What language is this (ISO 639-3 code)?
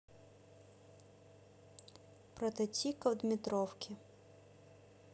rus